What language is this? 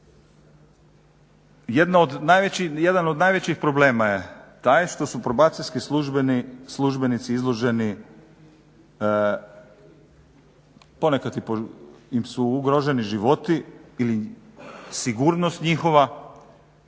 Croatian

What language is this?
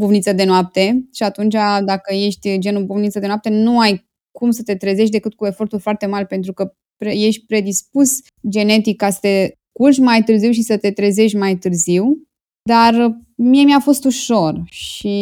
Romanian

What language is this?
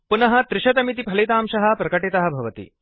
Sanskrit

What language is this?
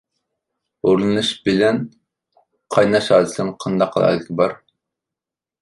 Uyghur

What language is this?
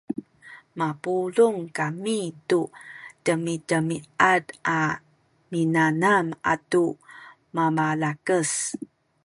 Sakizaya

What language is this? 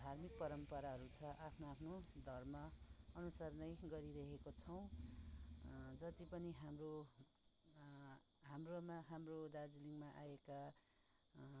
Nepali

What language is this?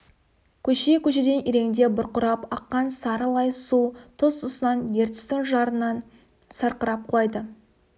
Kazakh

